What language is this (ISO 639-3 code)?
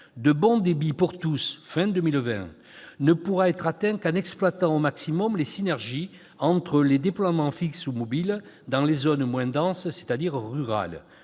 fra